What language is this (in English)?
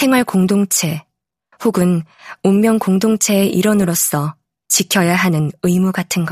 Korean